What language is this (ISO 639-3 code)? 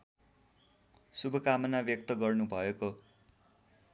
nep